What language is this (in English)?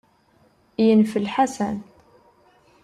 Kabyle